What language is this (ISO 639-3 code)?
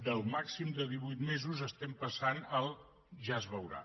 cat